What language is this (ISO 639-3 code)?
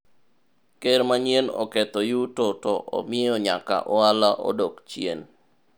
luo